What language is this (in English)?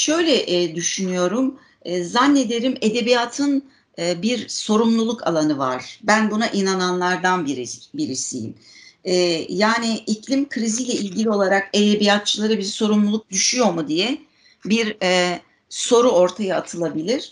Turkish